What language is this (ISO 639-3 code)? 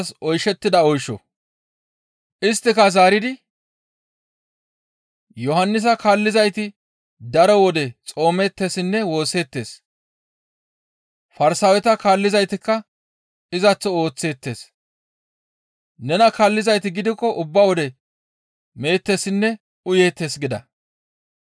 gmv